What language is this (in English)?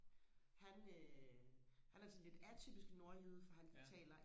Danish